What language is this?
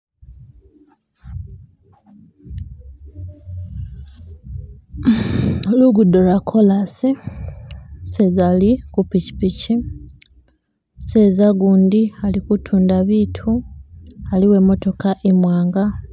Masaaba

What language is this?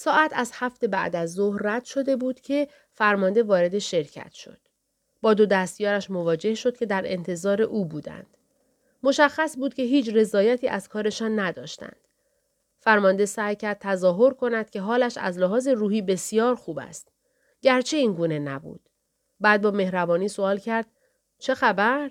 Persian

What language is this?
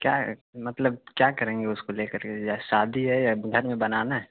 Urdu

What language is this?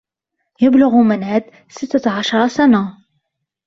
Arabic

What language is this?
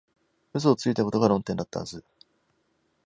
Japanese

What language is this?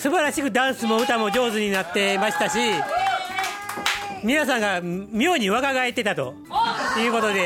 Japanese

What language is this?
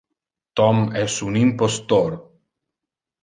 Interlingua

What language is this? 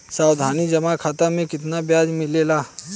Bhojpuri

